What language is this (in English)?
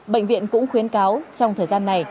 Vietnamese